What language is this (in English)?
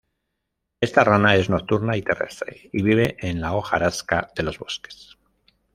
Spanish